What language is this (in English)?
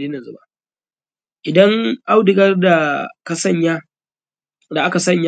Hausa